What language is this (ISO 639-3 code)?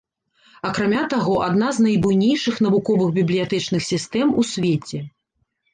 bel